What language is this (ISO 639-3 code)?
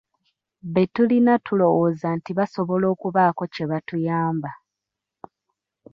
lug